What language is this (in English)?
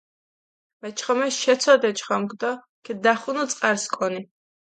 Mingrelian